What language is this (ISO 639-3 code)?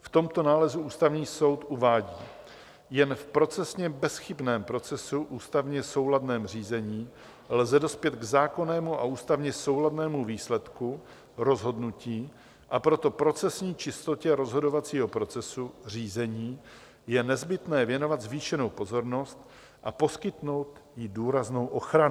ces